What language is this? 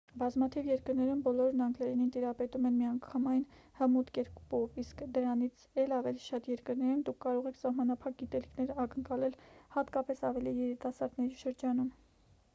Armenian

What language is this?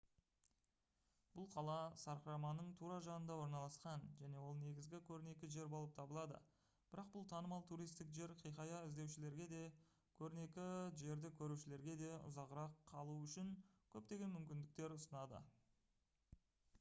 Kazakh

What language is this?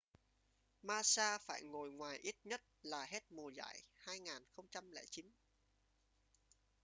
Vietnamese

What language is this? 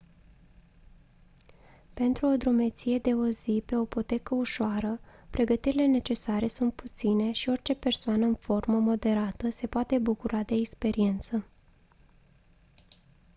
Romanian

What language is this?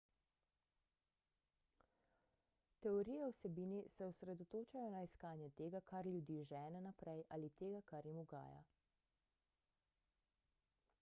Slovenian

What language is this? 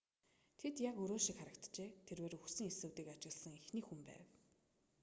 Mongolian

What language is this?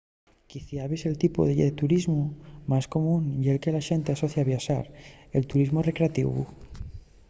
Asturian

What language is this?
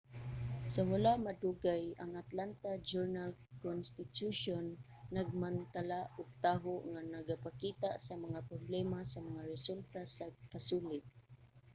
Cebuano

